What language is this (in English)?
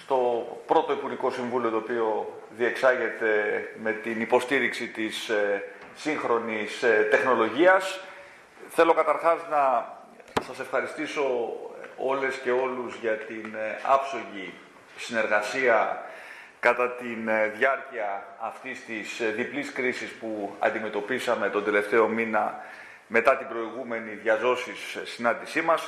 Greek